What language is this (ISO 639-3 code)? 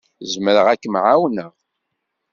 kab